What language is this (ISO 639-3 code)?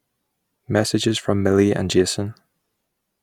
eng